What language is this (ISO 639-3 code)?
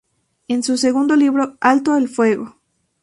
spa